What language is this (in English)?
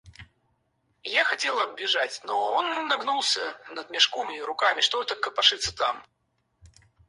Russian